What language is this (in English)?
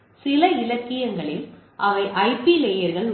Tamil